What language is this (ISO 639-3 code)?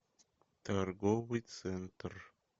rus